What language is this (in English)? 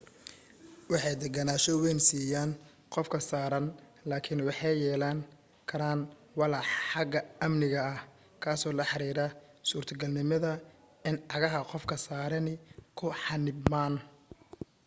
Somali